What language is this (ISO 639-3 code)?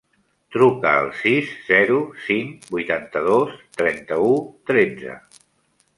cat